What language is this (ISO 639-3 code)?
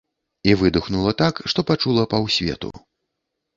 bel